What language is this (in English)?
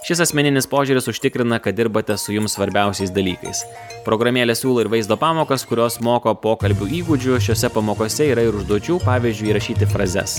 Lithuanian